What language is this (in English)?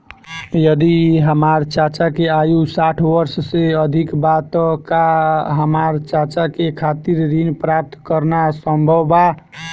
Bhojpuri